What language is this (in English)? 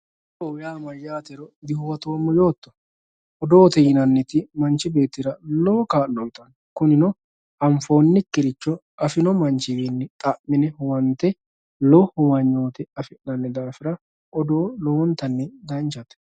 Sidamo